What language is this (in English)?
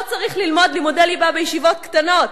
Hebrew